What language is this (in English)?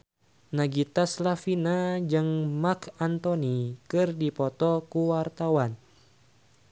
Sundanese